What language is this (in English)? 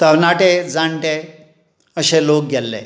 Konkani